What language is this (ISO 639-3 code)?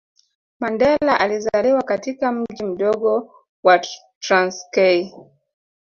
swa